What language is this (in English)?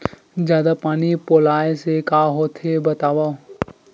Chhattisgarhi